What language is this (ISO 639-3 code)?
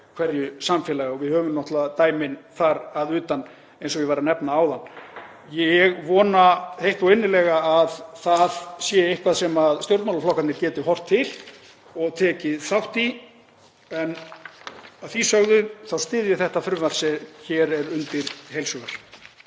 isl